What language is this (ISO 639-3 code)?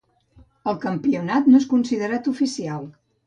cat